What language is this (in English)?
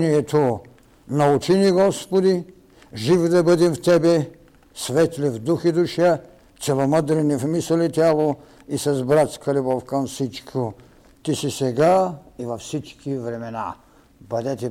Bulgarian